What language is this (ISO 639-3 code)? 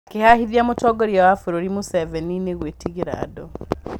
kik